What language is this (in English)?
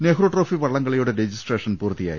Malayalam